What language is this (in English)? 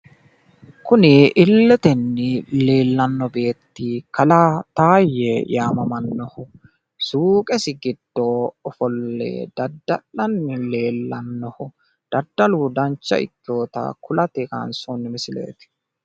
Sidamo